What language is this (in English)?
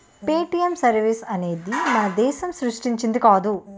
Telugu